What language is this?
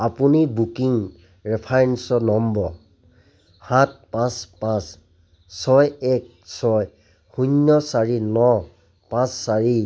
Assamese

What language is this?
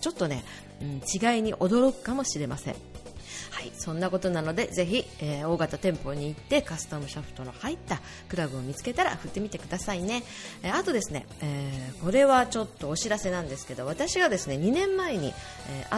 Japanese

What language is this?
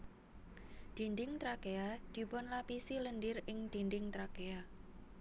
Javanese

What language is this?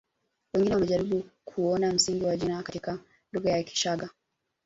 Swahili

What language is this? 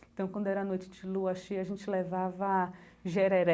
Portuguese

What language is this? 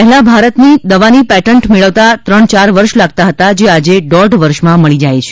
Gujarati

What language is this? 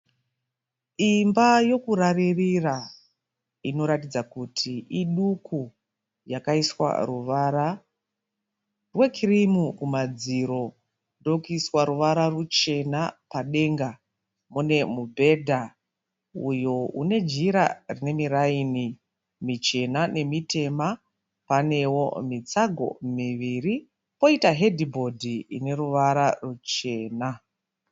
Shona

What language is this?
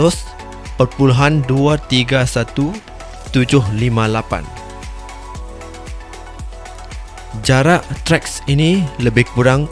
Malay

